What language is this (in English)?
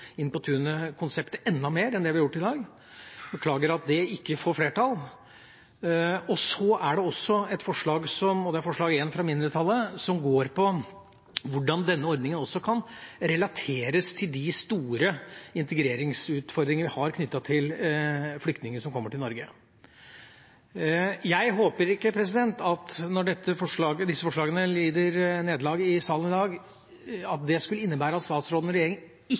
Norwegian Bokmål